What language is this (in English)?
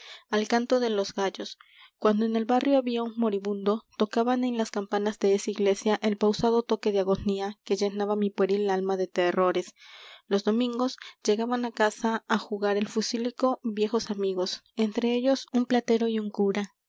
Spanish